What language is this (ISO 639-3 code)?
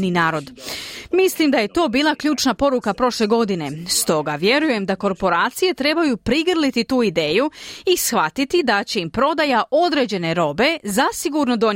hrv